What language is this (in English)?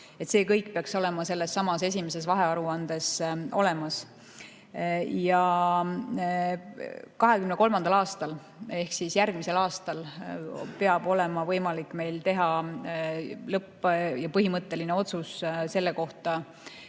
Estonian